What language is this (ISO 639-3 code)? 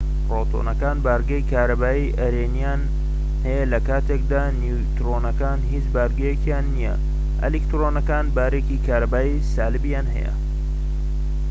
ckb